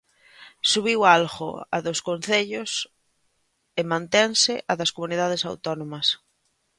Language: Galician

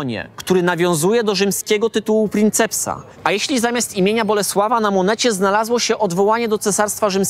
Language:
Polish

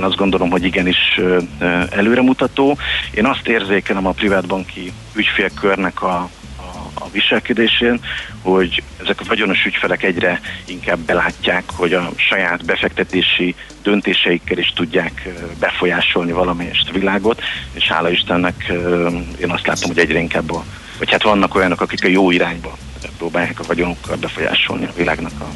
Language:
Hungarian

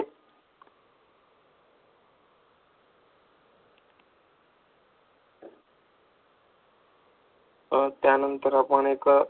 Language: Marathi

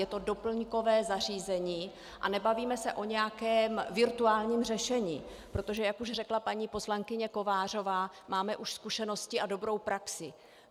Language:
Czech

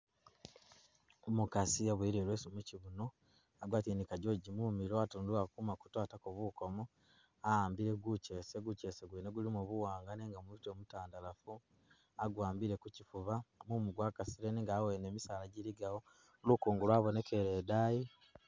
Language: Masaaba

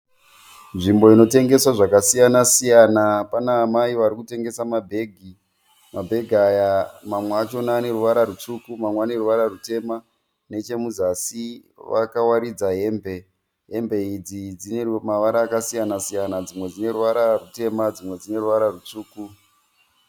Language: Shona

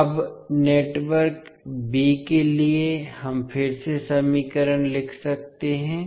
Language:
Hindi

